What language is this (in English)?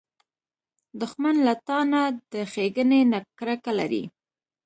Pashto